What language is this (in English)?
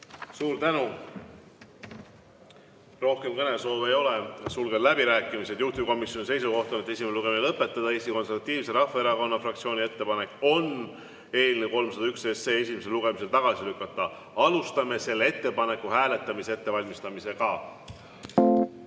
Estonian